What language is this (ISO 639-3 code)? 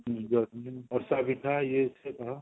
ori